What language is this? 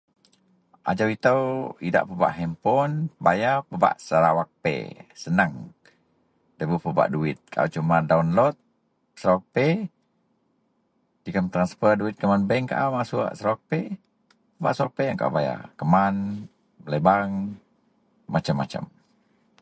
Central Melanau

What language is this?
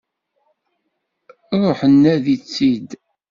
Kabyle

